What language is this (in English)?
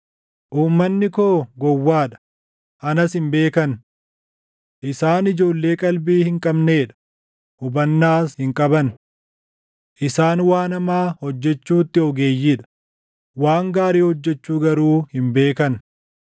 Oromo